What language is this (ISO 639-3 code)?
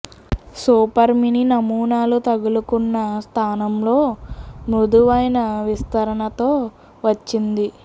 tel